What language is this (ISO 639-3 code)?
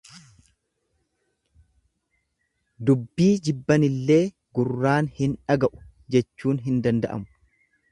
orm